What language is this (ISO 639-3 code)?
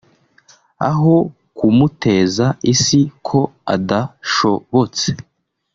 kin